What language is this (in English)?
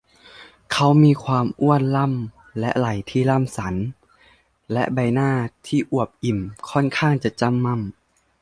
Thai